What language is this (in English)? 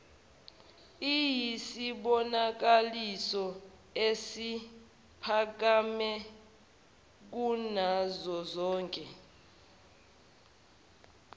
Zulu